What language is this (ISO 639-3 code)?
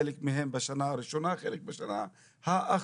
heb